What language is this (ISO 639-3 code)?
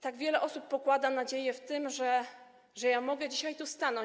pol